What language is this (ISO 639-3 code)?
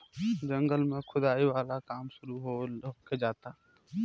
bho